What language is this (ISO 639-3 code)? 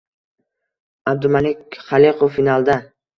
uzb